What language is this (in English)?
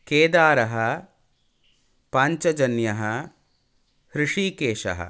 Sanskrit